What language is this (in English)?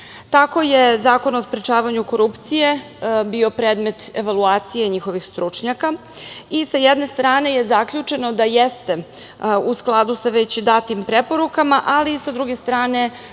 Serbian